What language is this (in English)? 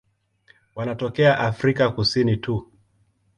Swahili